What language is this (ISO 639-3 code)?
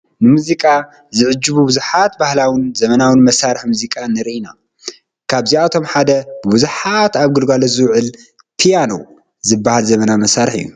tir